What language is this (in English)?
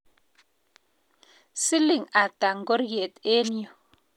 Kalenjin